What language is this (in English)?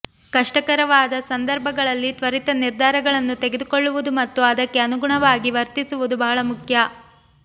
Kannada